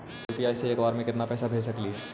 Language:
Magahi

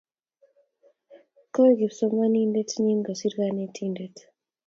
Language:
Kalenjin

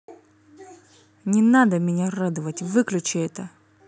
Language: Russian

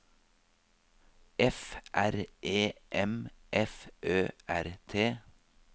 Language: Norwegian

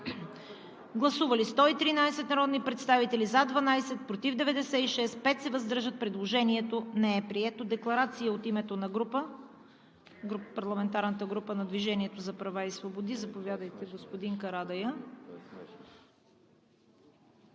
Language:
Bulgarian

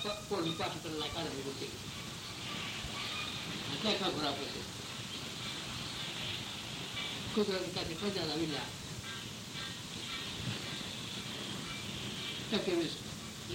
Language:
Hindi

